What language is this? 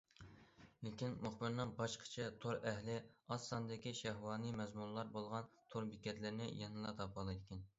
Uyghur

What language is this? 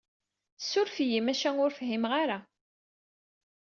Kabyle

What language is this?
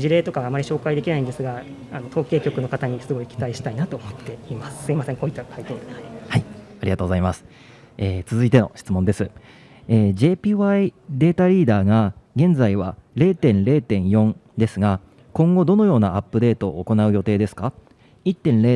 Japanese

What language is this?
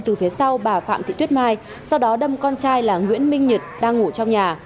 Vietnamese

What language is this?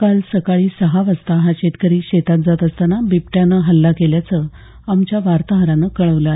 Marathi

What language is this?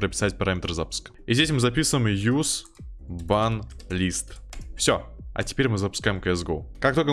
Russian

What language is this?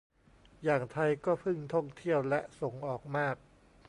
Thai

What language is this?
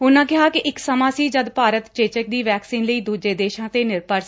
Punjabi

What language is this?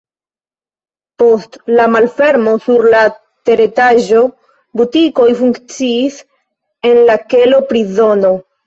Esperanto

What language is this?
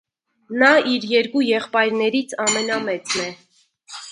Armenian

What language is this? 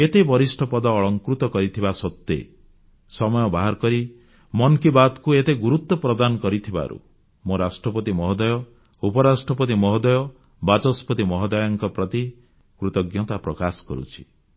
Odia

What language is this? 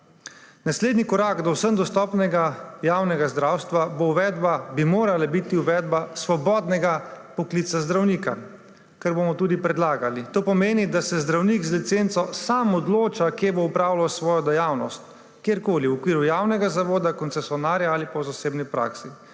Slovenian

